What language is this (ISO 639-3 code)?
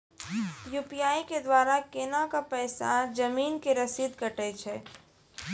mai